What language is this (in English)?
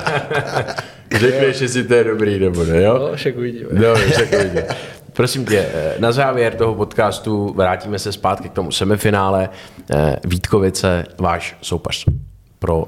Czech